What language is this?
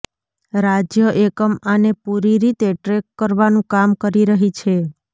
Gujarati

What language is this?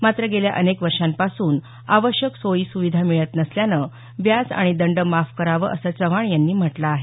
Marathi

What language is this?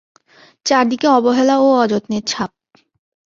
Bangla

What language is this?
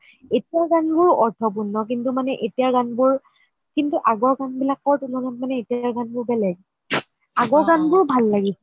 Assamese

